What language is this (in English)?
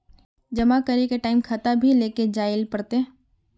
Magahi